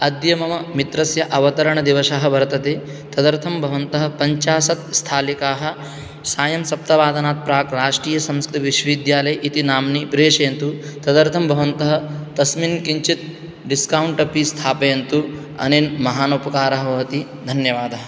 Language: Sanskrit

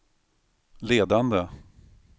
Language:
Swedish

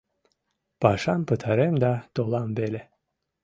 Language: Mari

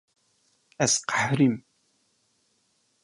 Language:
Kurdish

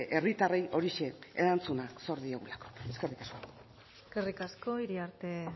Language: Basque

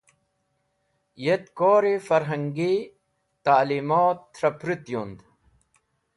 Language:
Wakhi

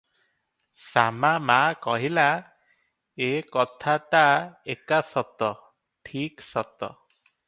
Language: Odia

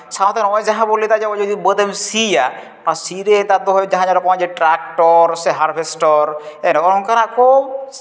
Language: Santali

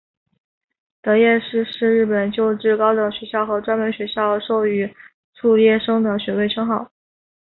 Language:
Chinese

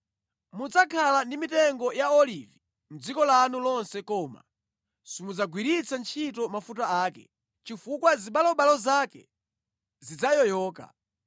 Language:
Nyanja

